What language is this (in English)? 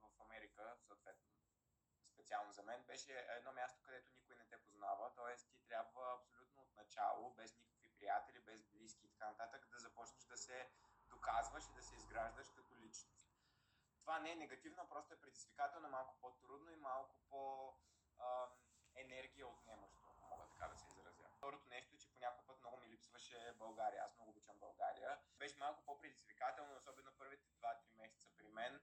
Bulgarian